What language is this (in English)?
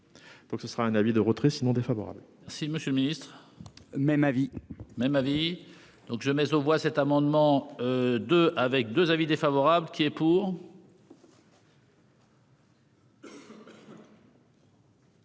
French